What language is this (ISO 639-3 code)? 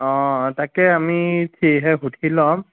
asm